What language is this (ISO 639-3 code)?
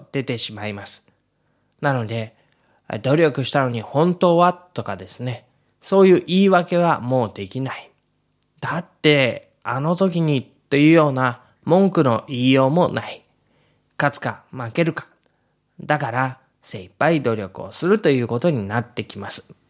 jpn